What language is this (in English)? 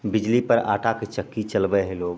Maithili